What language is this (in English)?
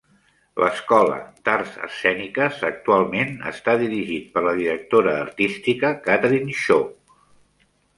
Catalan